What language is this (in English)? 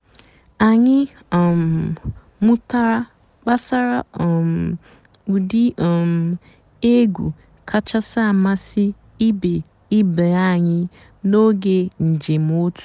Igbo